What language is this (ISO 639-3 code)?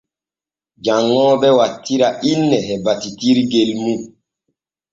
fue